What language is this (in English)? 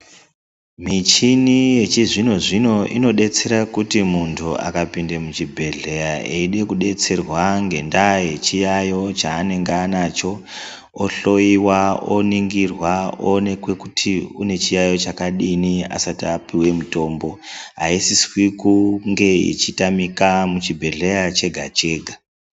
Ndau